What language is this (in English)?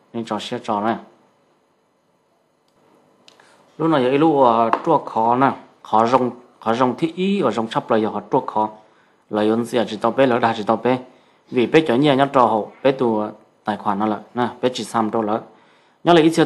Vietnamese